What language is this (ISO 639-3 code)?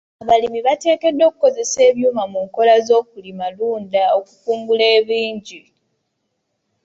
lug